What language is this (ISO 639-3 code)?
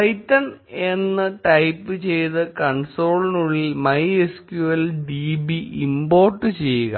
mal